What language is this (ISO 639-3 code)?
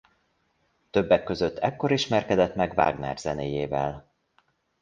hun